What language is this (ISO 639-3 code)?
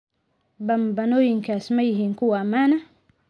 som